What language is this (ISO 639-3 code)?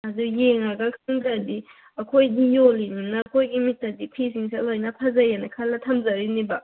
mni